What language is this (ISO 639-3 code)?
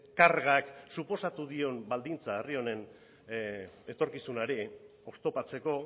eus